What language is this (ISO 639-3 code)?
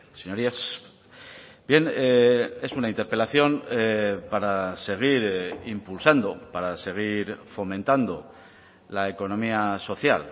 spa